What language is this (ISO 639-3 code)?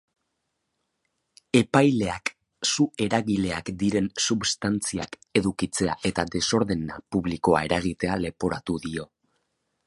eus